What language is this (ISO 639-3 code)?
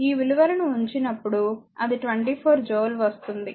tel